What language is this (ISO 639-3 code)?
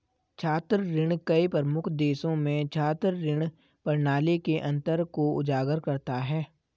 hin